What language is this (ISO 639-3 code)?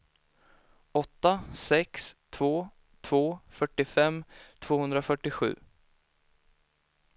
swe